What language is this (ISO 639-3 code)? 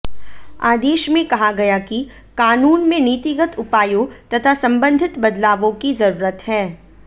hin